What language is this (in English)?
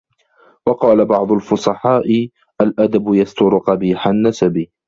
Arabic